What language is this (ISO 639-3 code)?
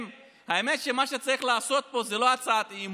heb